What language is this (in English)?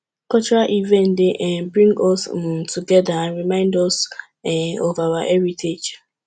Nigerian Pidgin